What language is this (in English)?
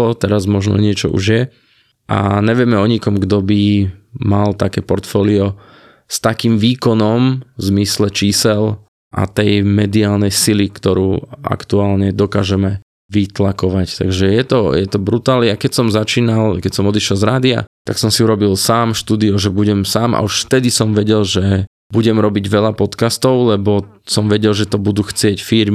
Slovak